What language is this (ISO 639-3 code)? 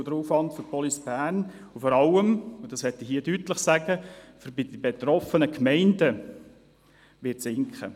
gsw